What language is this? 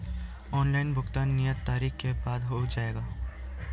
Hindi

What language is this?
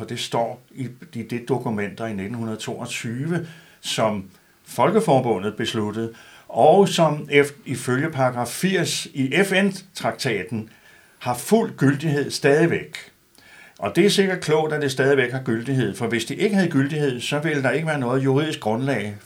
Danish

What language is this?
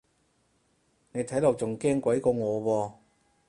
Cantonese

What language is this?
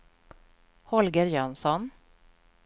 Swedish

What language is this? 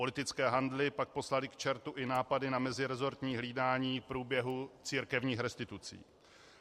Czech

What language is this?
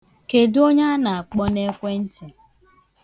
Igbo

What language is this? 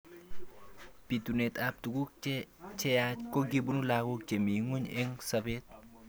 Kalenjin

